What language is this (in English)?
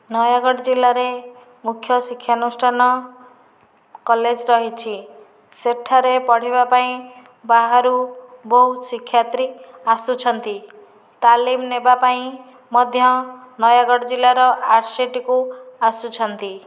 Odia